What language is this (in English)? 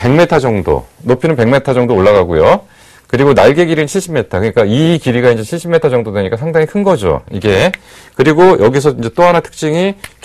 Korean